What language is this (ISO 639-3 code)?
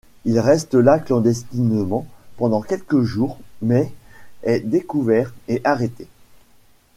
fra